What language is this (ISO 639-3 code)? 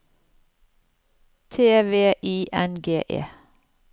nor